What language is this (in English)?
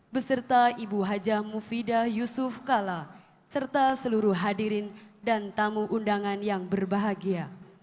Indonesian